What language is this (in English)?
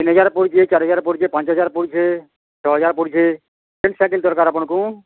Odia